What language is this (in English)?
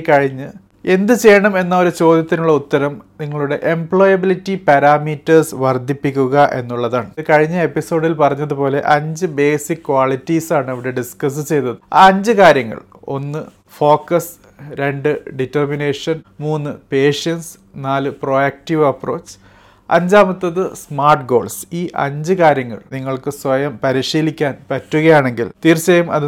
Malayalam